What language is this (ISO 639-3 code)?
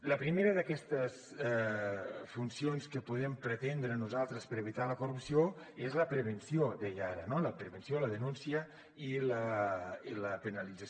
cat